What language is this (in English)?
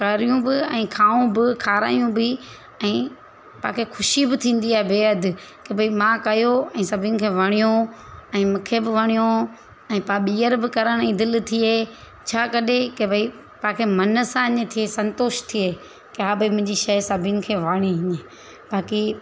Sindhi